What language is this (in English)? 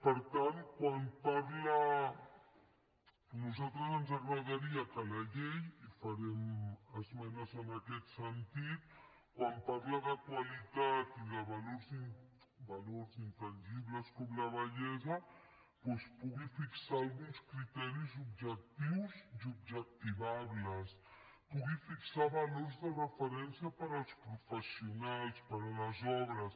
Catalan